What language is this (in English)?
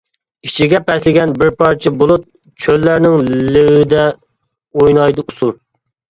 Uyghur